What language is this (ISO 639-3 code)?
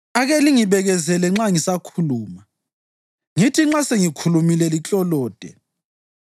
nde